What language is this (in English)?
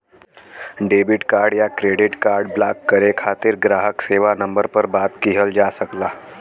Bhojpuri